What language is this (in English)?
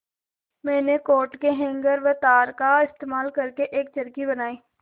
Hindi